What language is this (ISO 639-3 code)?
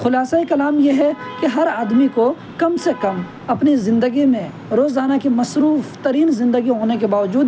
urd